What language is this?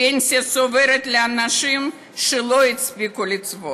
Hebrew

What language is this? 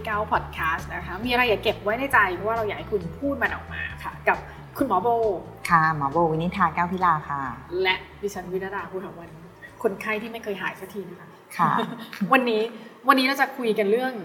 Thai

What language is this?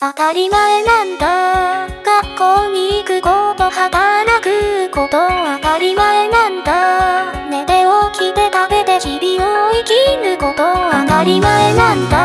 Japanese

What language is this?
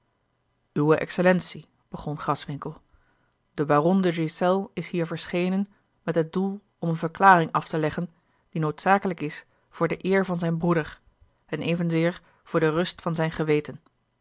Dutch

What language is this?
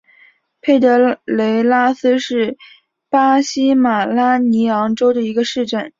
Chinese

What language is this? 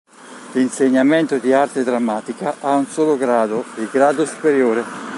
Italian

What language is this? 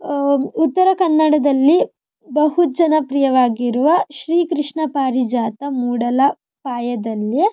Kannada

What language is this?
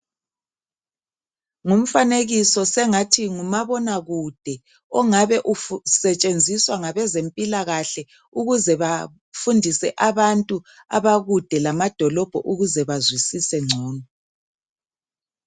North Ndebele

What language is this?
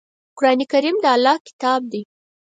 Pashto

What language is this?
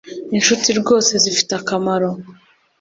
Kinyarwanda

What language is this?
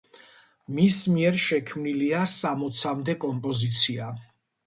Georgian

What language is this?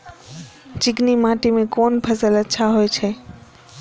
Maithili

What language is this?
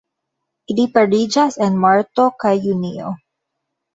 Esperanto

